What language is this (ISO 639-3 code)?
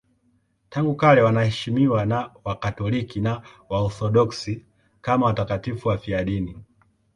swa